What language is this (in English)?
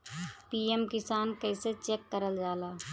Bhojpuri